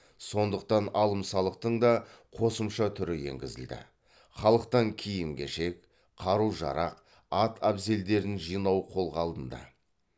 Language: Kazakh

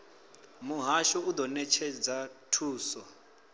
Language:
Venda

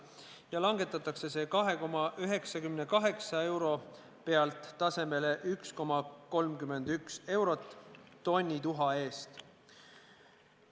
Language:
Estonian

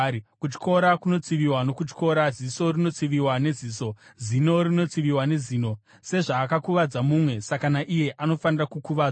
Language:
Shona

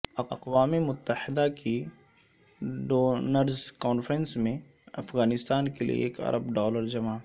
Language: Urdu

